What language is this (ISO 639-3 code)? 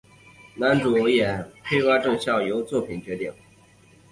zho